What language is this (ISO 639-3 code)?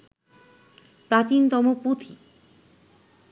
ben